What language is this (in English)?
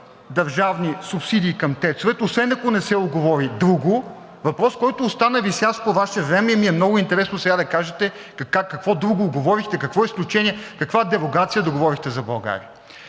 Bulgarian